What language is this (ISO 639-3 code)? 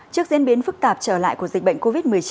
vie